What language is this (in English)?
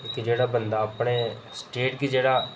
Dogri